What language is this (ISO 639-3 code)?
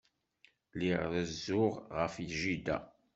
kab